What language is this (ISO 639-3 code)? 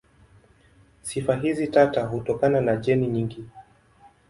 swa